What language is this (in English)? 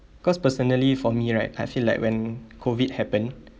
English